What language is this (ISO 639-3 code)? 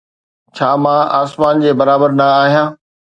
snd